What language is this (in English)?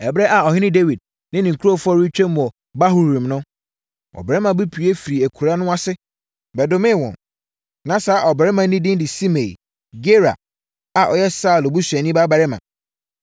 Akan